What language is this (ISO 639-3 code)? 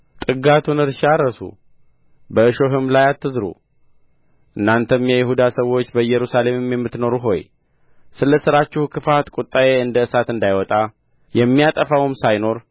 amh